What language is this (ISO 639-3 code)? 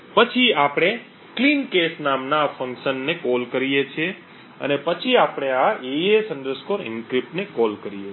guj